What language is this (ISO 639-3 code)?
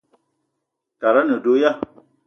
eto